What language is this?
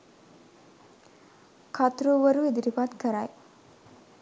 Sinhala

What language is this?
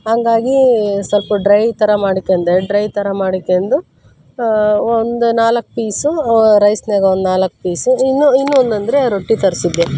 Kannada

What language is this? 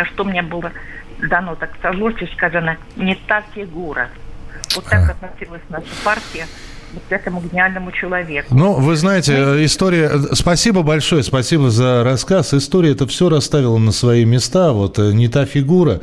Russian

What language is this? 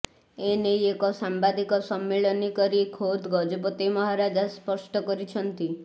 Odia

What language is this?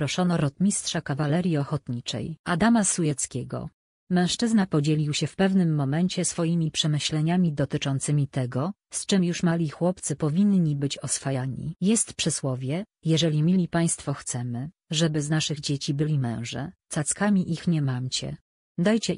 Polish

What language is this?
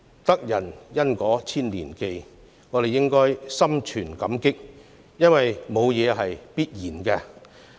Cantonese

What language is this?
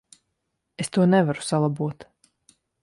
Latvian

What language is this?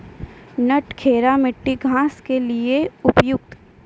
Maithili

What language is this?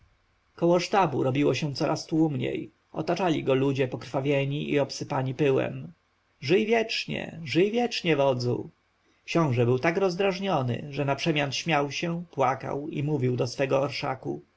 Polish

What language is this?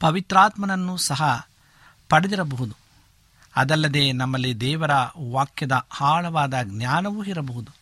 Kannada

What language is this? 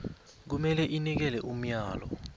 South Ndebele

